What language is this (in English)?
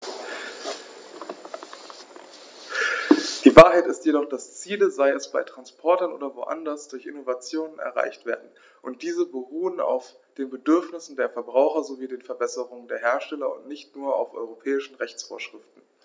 German